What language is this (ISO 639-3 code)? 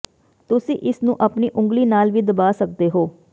pan